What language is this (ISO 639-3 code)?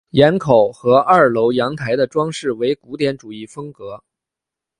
zho